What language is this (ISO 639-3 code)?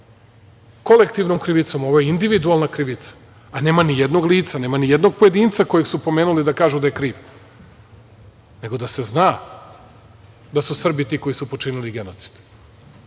srp